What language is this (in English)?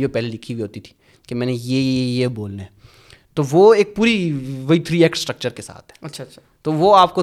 Urdu